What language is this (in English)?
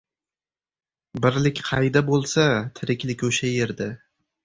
Uzbek